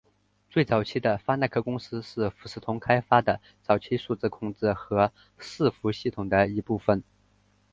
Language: Chinese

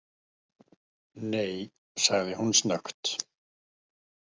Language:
Icelandic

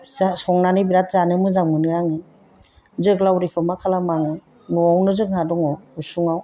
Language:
Bodo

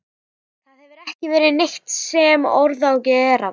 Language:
Icelandic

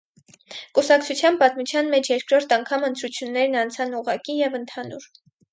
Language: Armenian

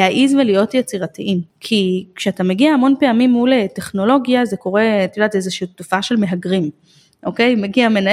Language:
Hebrew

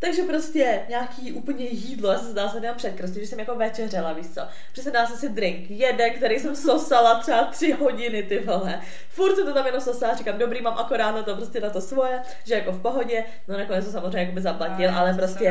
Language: Czech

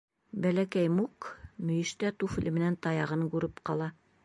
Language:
Bashkir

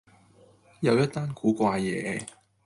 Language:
Cantonese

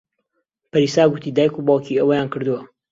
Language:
Central Kurdish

